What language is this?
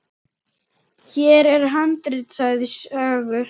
Icelandic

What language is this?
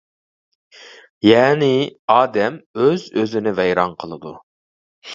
Uyghur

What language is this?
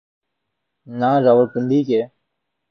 Urdu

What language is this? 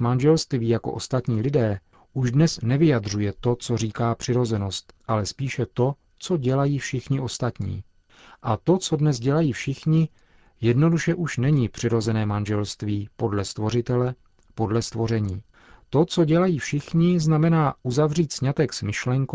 Czech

